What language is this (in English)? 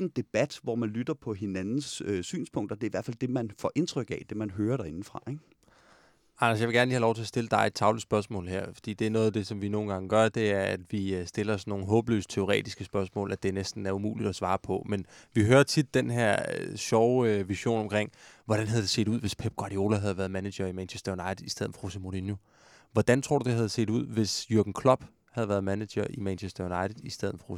Danish